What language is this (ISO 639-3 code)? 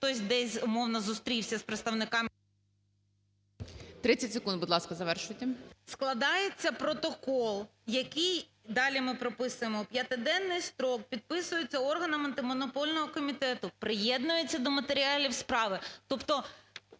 ukr